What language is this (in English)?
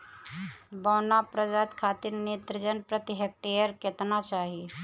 Bhojpuri